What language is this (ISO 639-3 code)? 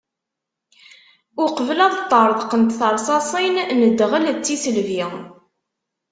kab